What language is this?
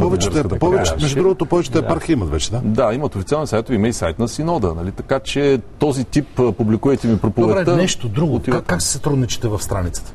Bulgarian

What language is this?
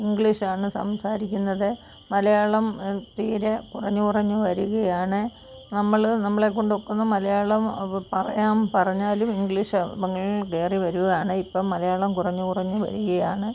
Malayalam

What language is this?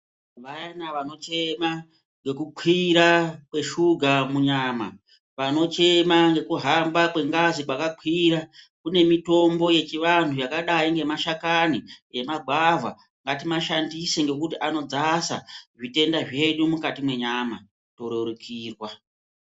Ndau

